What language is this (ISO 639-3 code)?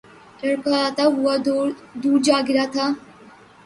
urd